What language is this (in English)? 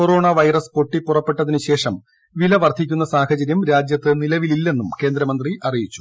Malayalam